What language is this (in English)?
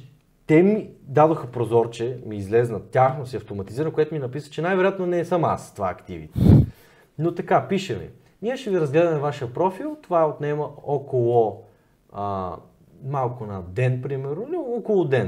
Bulgarian